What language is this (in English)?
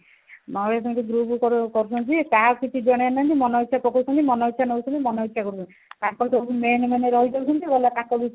Odia